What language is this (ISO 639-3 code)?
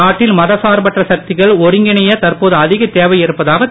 tam